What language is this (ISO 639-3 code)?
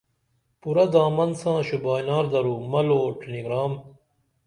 dml